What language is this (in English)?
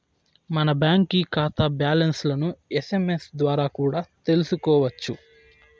Telugu